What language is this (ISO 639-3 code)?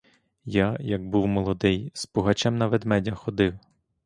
ukr